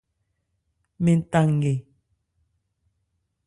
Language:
Ebrié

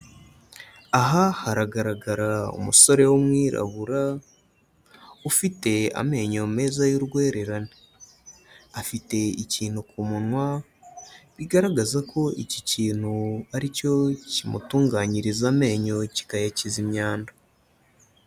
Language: Kinyarwanda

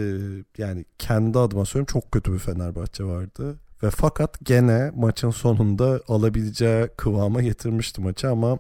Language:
Turkish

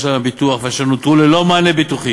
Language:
Hebrew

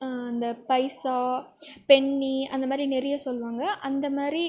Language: Tamil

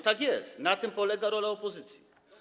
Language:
Polish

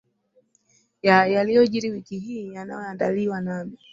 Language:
Swahili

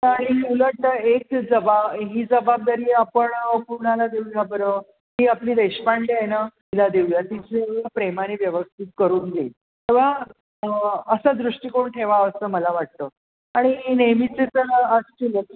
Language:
Marathi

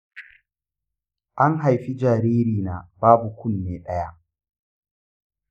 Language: Hausa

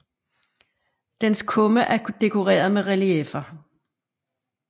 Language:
Danish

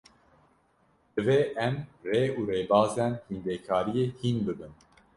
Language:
Kurdish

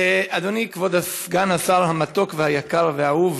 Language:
Hebrew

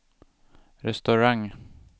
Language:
Swedish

